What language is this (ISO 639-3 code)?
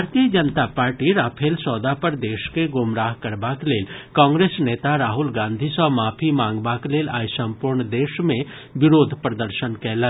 mai